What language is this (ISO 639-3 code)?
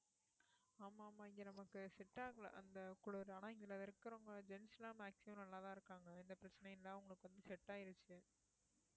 tam